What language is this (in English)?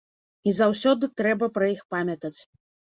Belarusian